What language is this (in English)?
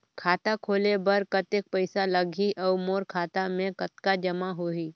Chhattisgarhi